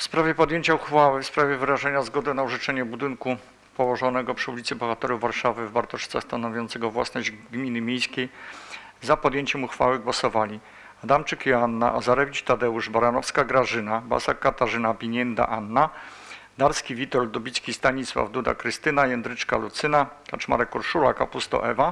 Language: Polish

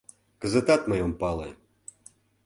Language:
Mari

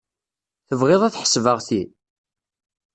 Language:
Kabyle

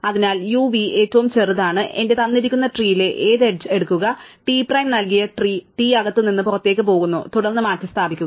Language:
Malayalam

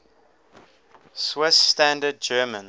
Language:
English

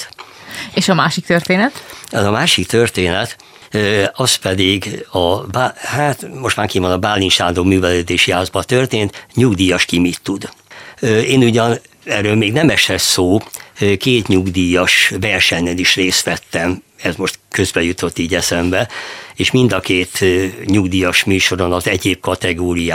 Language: Hungarian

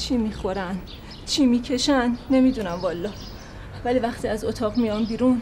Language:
Persian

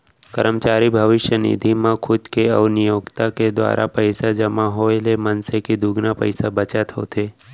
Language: Chhattisgarhi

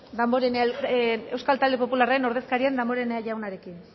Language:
Basque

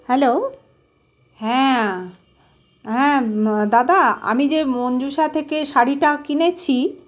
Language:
Bangla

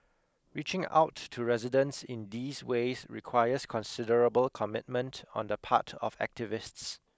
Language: English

